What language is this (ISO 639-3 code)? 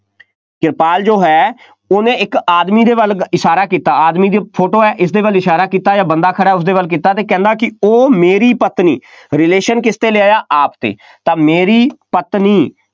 pan